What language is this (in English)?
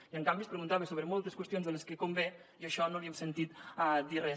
Catalan